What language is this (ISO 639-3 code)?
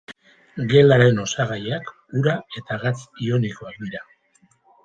eus